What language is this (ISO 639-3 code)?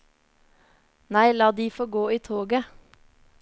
nor